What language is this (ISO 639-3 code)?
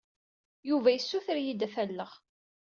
kab